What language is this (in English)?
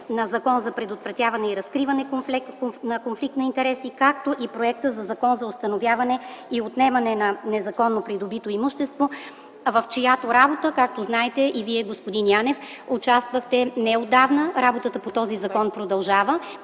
Bulgarian